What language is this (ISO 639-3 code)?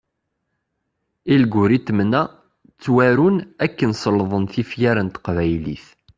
kab